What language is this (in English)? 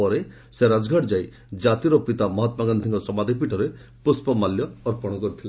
Odia